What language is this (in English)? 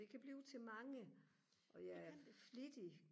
Danish